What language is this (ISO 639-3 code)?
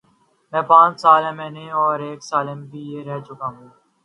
urd